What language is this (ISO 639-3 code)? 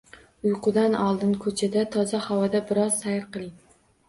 uzb